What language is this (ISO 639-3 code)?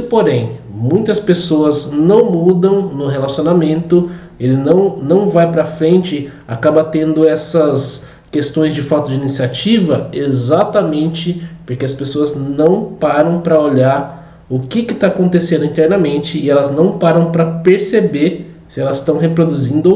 por